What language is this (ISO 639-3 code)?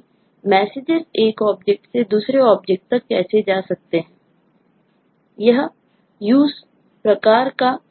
hin